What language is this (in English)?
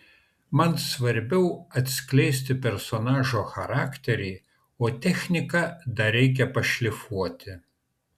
Lithuanian